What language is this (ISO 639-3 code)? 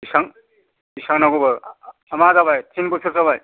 brx